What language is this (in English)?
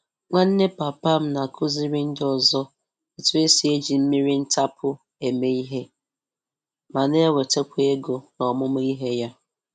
Igbo